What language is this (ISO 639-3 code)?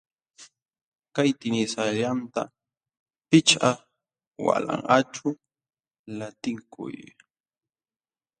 qxw